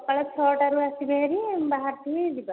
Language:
Odia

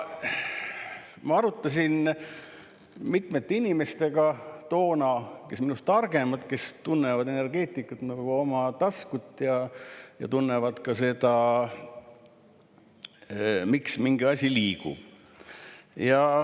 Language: Estonian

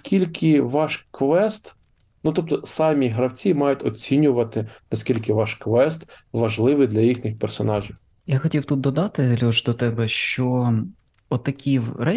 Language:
Ukrainian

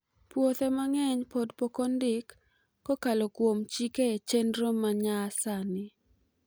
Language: Luo (Kenya and Tanzania)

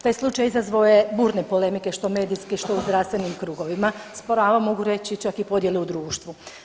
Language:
Croatian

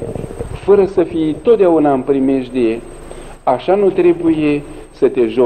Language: Romanian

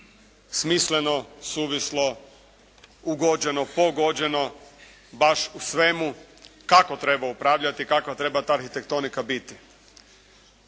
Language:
Croatian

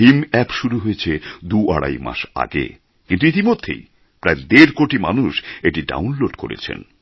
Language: Bangla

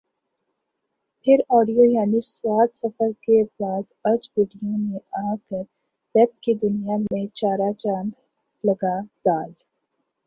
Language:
Urdu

